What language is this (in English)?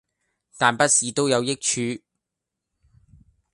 Cantonese